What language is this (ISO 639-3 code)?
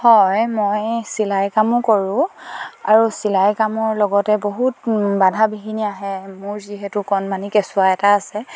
asm